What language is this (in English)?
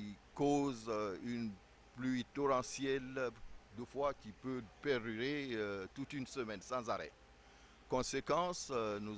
French